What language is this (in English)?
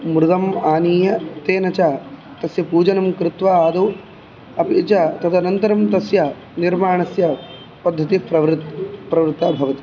Sanskrit